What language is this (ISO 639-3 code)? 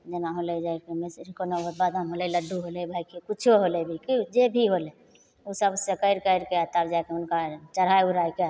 mai